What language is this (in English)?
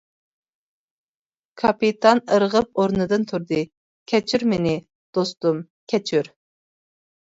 Uyghur